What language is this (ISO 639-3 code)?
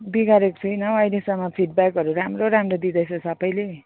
nep